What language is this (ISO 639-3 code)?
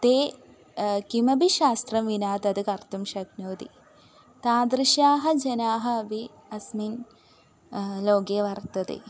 san